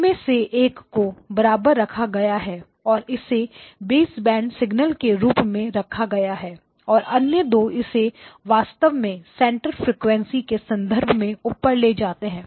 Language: Hindi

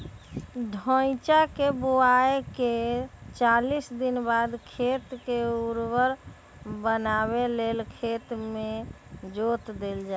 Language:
Magahi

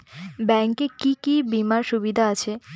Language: Bangla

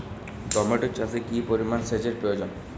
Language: Bangla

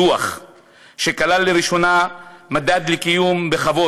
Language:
Hebrew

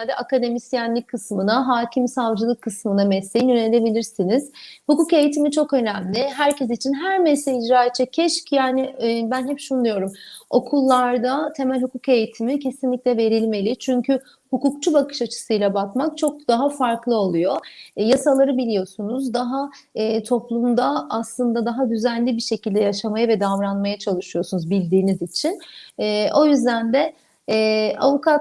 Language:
Turkish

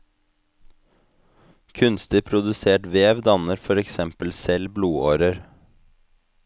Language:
Norwegian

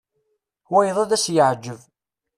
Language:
Kabyle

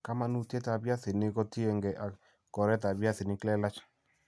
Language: Kalenjin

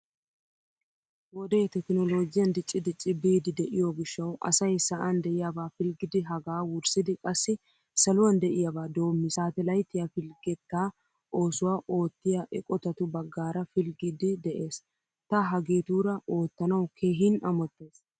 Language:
Wolaytta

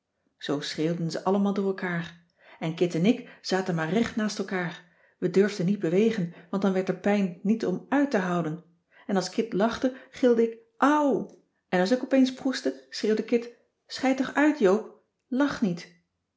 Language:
Dutch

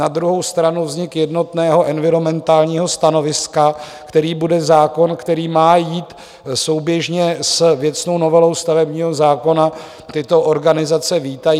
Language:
Czech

